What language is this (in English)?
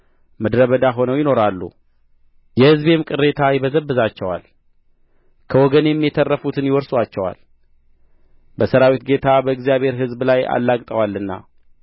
Amharic